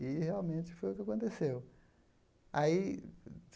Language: Portuguese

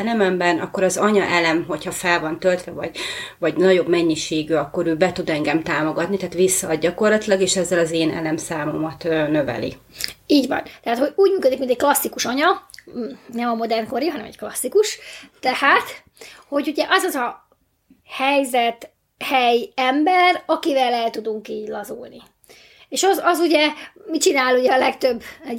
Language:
Hungarian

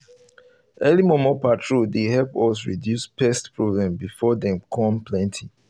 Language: Nigerian Pidgin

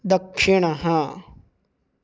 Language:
Sanskrit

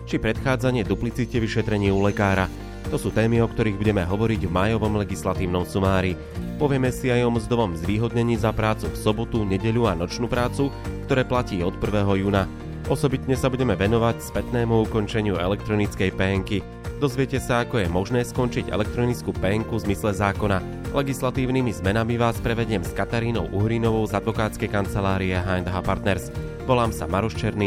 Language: Slovak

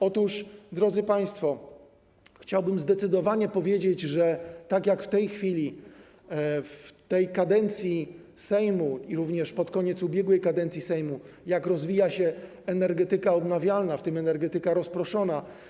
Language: Polish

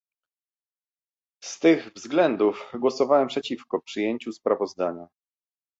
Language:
Polish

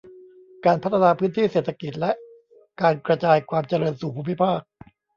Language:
Thai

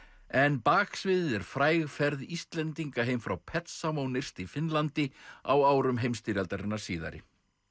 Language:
Icelandic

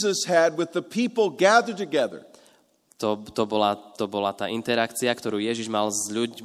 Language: Slovak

